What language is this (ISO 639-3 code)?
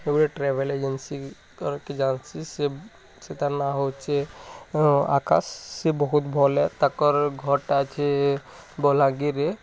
ori